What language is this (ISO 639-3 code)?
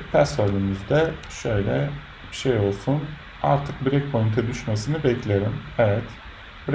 tur